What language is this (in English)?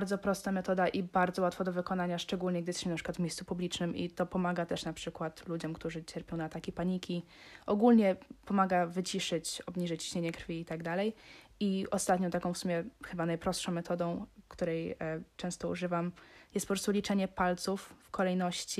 Polish